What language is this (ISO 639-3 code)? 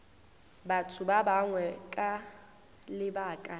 nso